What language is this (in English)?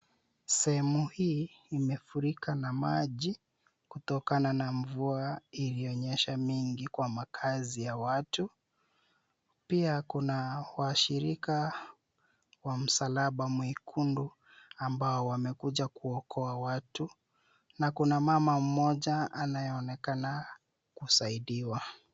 Swahili